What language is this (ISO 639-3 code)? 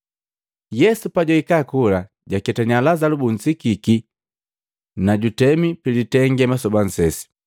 mgv